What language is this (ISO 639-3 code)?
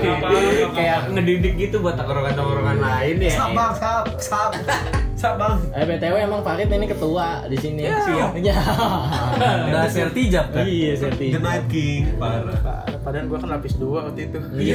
ind